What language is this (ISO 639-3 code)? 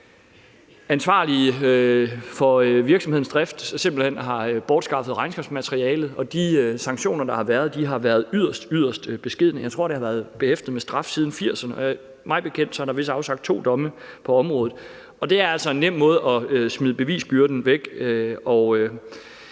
dan